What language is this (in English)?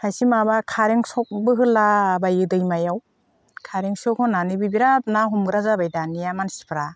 Bodo